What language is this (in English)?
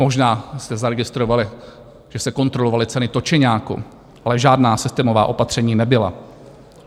Czech